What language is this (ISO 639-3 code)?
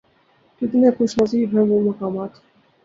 urd